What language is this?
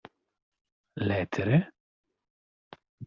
Italian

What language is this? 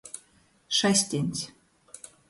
Latgalian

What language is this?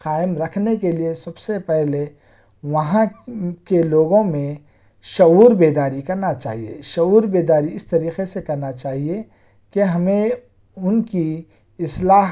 Urdu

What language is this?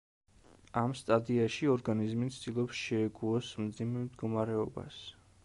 Georgian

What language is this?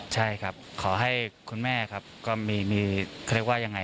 Thai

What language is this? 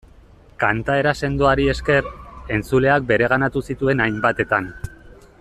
Basque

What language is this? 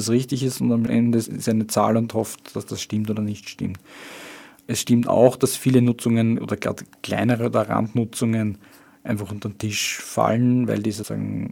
German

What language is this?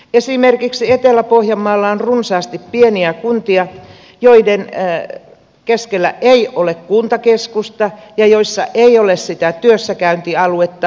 Finnish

